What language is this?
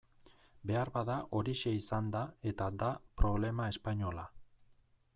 Basque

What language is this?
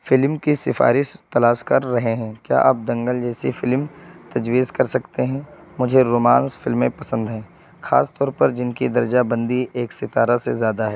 Urdu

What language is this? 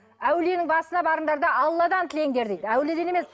Kazakh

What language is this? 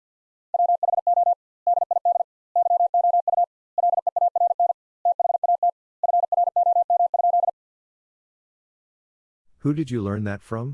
English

